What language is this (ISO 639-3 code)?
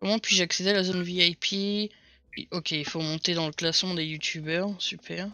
fra